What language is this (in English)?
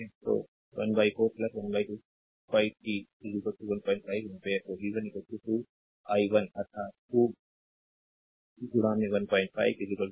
Hindi